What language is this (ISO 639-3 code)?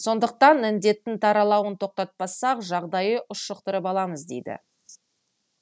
kaz